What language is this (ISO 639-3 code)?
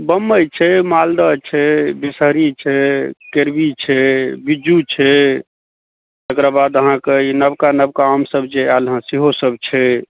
mai